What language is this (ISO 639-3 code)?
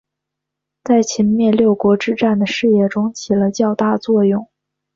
zho